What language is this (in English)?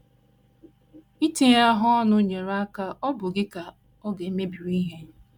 Igbo